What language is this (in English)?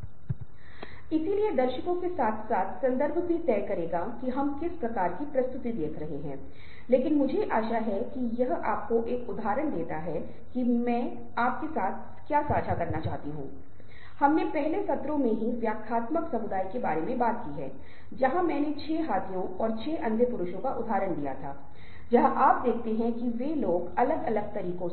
Hindi